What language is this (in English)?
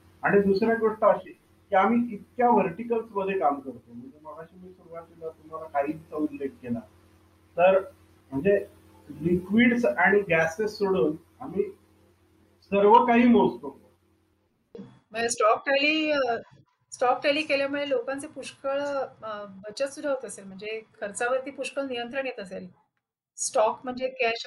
Marathi